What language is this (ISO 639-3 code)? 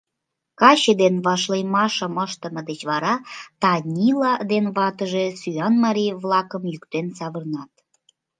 chm